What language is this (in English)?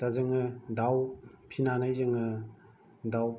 Bodo